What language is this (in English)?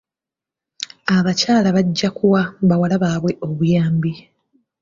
Ganda